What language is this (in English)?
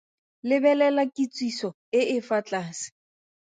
Tswana